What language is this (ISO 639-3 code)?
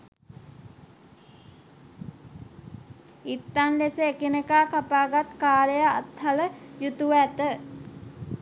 sin